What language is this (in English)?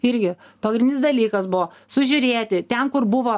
Lithuanian